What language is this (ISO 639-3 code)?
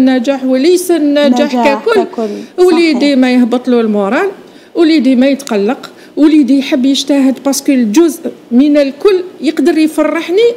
ara